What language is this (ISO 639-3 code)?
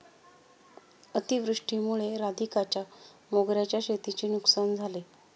mar